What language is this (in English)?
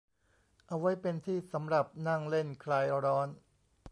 Thai